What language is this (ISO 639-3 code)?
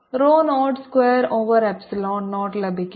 mal